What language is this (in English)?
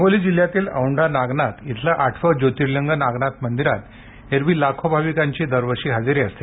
Marathi